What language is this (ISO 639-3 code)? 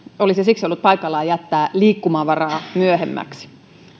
fin